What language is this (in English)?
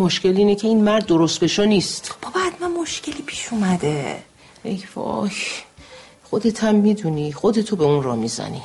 Persian